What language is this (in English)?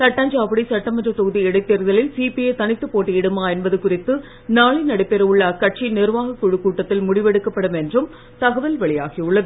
Tamil